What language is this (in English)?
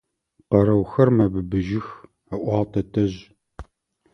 Adyghe